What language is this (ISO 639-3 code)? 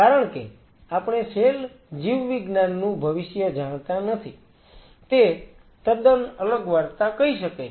guj